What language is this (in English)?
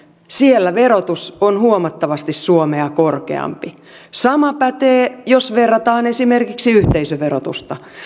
Finnish